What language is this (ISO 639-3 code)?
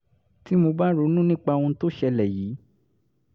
yor